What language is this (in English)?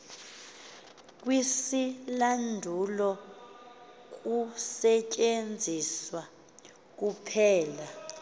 Xhosa